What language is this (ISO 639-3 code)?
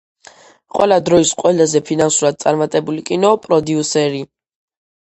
kat